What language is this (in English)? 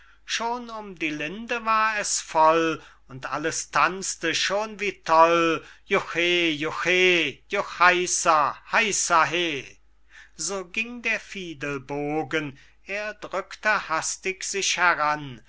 German